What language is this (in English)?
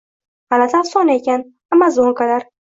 Uzbek